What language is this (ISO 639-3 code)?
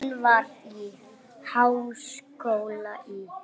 isl